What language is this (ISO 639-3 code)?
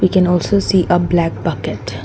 eng